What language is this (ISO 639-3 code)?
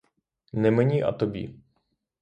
ukr